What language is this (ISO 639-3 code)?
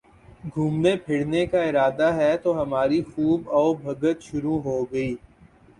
urd